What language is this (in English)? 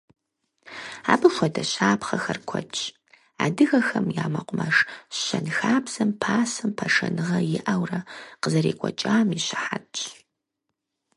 Kabardian